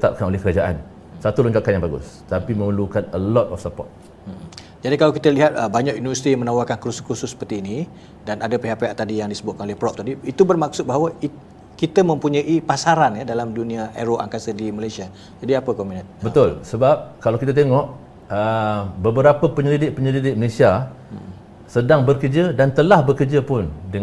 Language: Malay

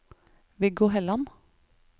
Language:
Norwegian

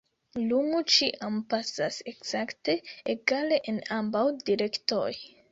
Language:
Esperanto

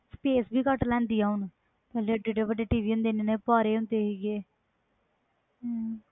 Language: Punjabi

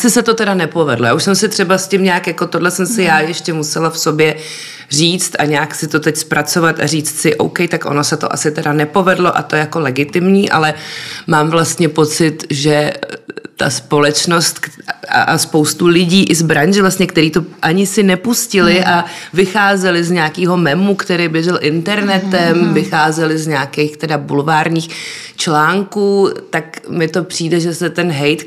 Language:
Czech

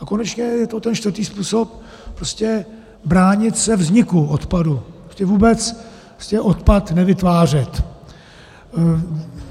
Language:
Czech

